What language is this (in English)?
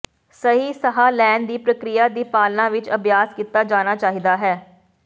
Punjabi